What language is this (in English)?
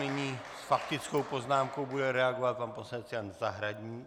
Czech